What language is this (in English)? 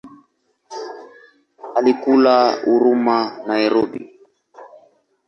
Swahili